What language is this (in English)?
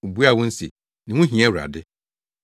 Akan